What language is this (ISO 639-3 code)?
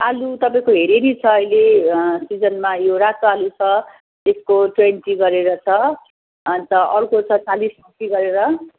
nep